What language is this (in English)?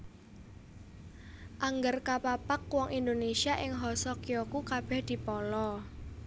Javanese